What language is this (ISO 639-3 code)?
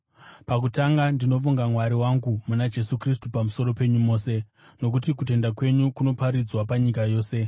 sna